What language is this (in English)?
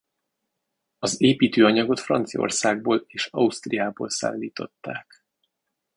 Hungarian